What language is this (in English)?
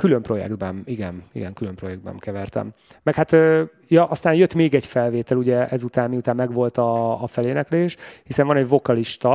Hungarian